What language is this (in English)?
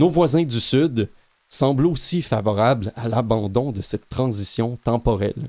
French